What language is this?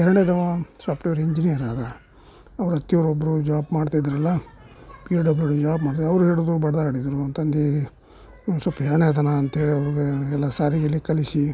Kannada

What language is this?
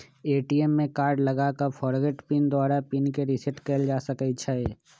Magahi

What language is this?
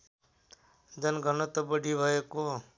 Nepali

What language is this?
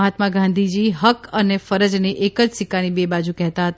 Gujarati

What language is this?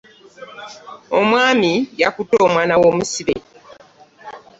Ganda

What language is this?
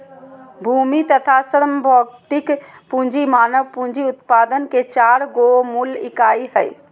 Magahi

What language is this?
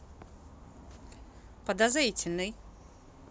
Russian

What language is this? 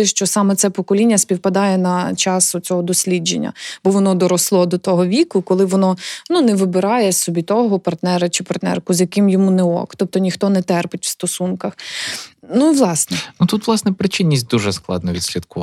Ukrainian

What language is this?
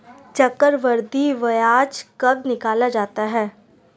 Hindi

